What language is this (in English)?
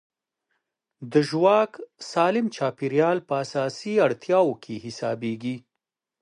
Pashto